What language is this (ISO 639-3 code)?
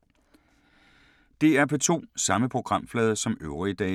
dan